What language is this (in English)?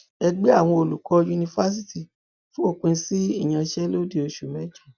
Yoruba